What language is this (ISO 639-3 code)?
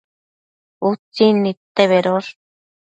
mcf